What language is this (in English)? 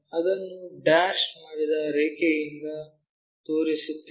Kannada